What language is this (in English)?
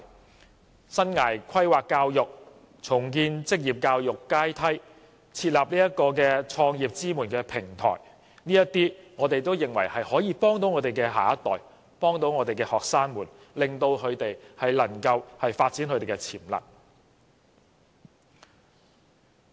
Cantonese